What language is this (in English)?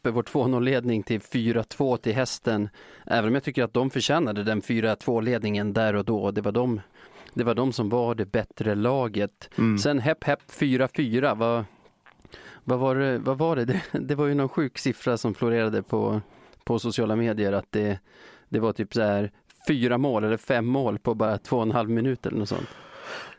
Swedish